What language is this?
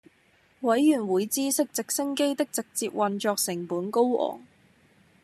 Cantonese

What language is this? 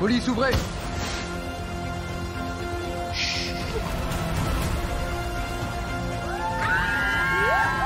French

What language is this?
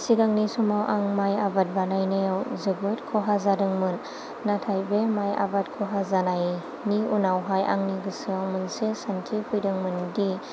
Bodo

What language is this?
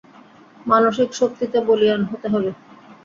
Bangla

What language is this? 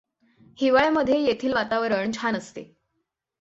Marathi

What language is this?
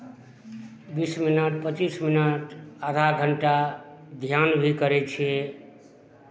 Maithili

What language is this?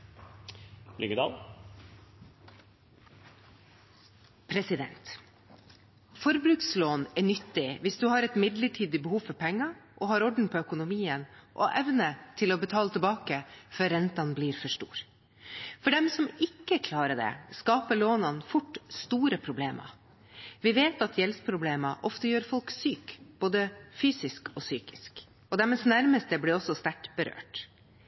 Norwegian Bokmål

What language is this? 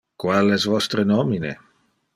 Interlingua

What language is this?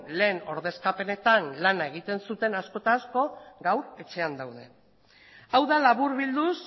Basque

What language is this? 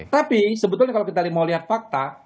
Indonesian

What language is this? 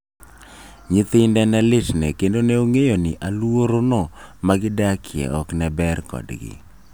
Luo (Kenya and Tanzania)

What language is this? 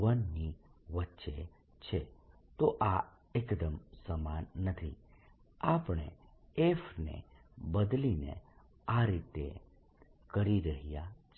Gujarati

